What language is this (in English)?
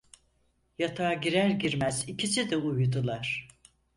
Turkish